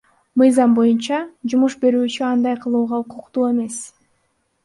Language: Kyrgyz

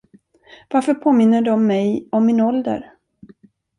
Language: Swedish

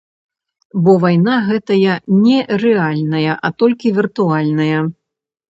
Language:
Belarusian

